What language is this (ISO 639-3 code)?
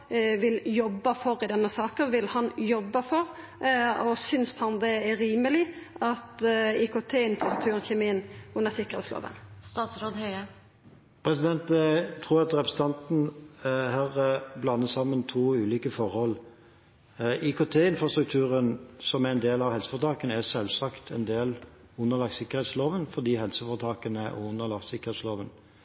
nor